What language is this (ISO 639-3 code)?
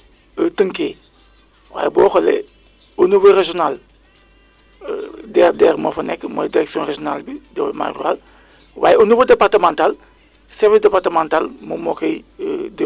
wol